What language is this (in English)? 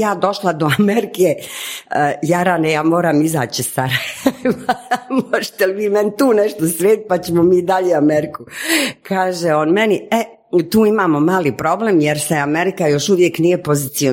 Croatian